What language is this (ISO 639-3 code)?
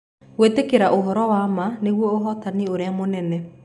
kik